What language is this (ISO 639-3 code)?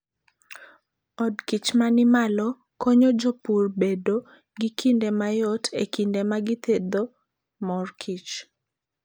luo